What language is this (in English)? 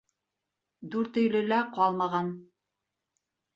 Bashkir